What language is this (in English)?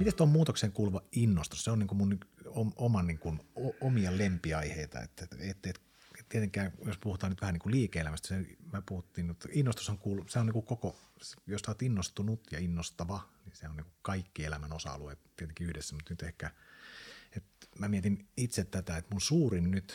Finnish